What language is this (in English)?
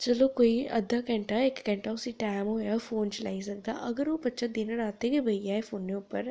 Dogri